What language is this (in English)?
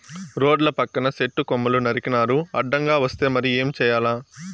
Telugu